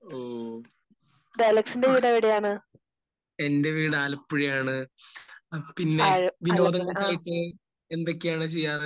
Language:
Malayalam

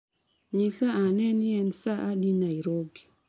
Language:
Luo (Kenya and Tanzania)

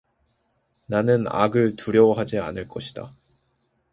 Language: Korean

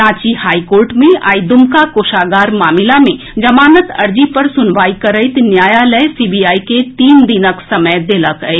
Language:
Maithili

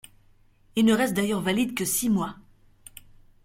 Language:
French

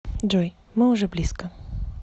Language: Russian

